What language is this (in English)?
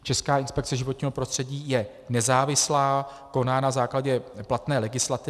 Czech